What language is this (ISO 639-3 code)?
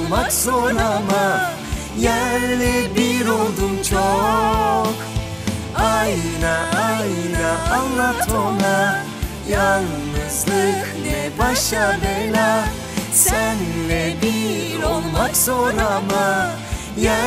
tur